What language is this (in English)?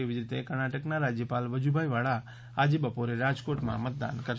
Gujarati